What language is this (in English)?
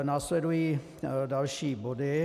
Czech